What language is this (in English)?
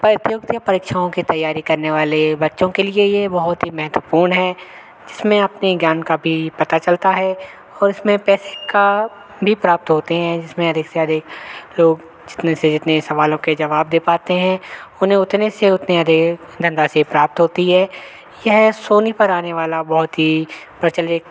Hindi